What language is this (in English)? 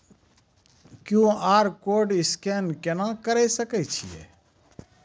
Maithili